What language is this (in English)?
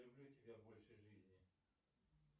Russian